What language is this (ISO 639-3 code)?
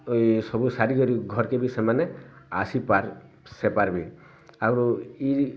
ori